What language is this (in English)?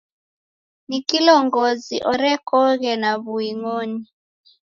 Taita